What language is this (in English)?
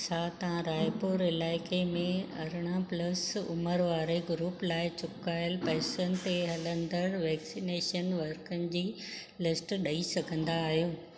Sindhi